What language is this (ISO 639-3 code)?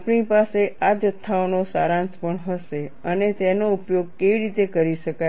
guj